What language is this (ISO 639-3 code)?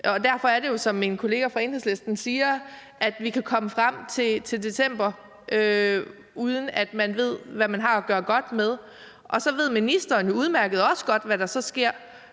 dan